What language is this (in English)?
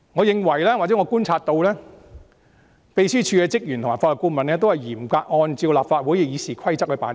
Cantonese